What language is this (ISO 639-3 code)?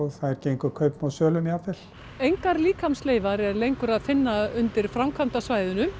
isl